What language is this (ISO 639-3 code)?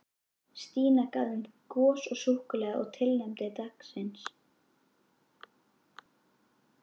isl